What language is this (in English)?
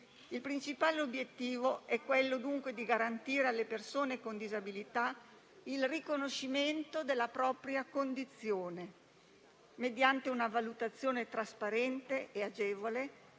Italian